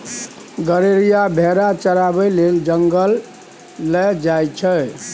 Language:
Maithili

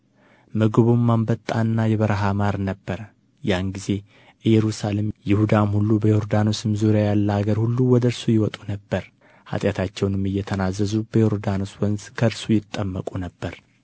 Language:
Amharic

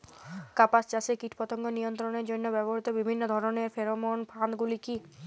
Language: Bangla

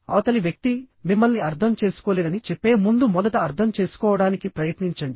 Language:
Telugu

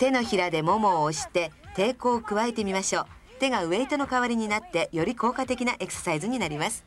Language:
Japanese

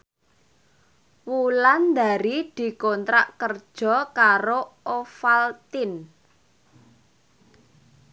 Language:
Javanese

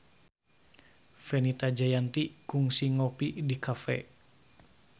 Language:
Sundanese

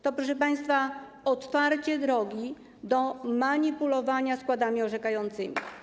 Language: Polish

